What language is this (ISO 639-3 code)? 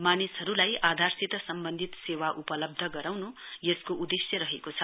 nep